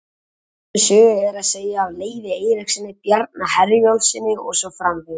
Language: Icelandic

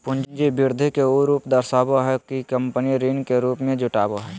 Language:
Magahi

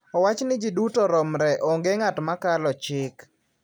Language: Luo (Kenya and Tanzania)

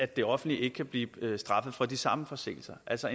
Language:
Danish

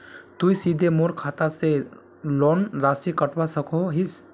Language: Magahi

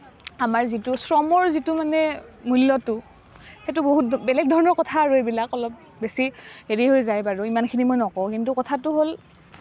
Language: Assamese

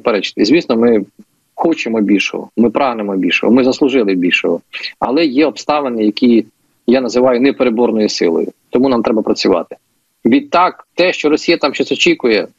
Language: Ukrainian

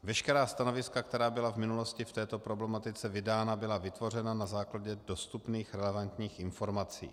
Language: Czech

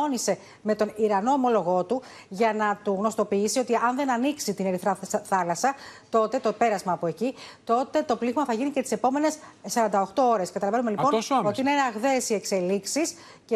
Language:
Greek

